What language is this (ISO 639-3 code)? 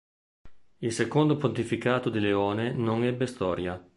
ita